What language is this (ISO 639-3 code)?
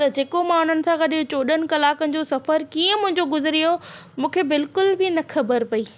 snd